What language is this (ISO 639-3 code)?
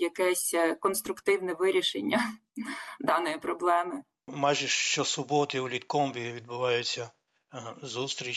ukr